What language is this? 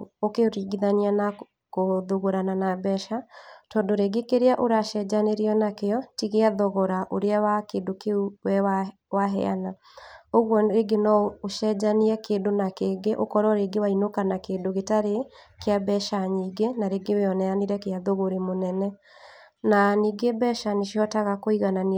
Kikuyu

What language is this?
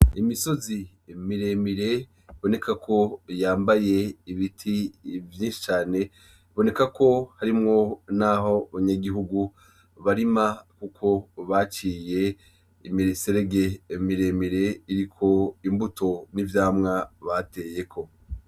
Rundi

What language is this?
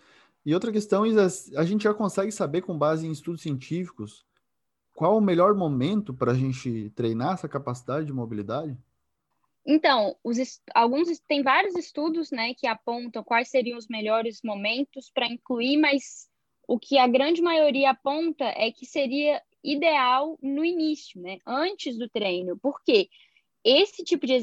Portuguese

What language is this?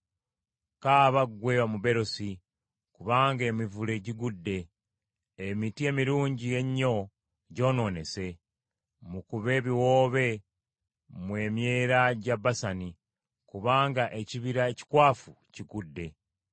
Ganda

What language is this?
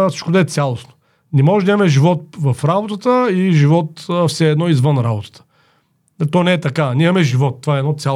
Bulgarian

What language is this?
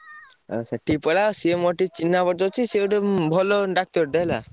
Odia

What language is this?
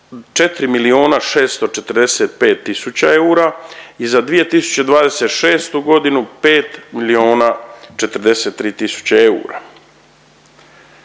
Croatian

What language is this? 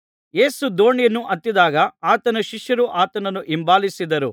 Kannada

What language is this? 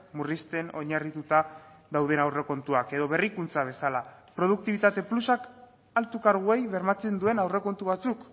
Basque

